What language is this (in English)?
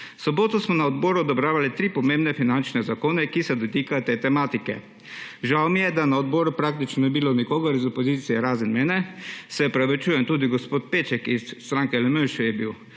Slovenian